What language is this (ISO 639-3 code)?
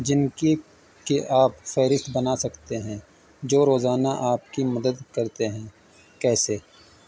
urd